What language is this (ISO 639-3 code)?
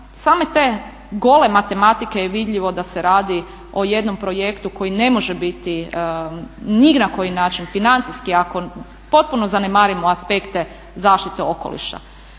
hrv